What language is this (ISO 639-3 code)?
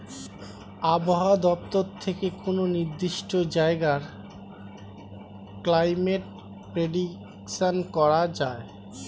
ben